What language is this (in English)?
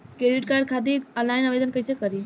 Bhojpuri